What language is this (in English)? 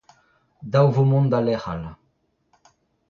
Breton